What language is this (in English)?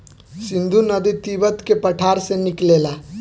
Bhojpuri